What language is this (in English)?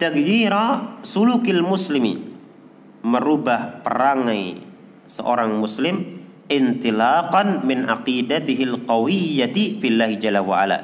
Indonesian